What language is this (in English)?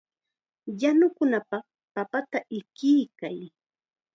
Chiquián Ancash Quechua